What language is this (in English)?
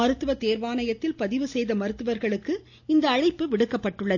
Tamil